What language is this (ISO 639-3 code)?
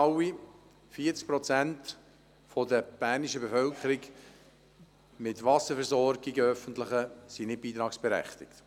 gsw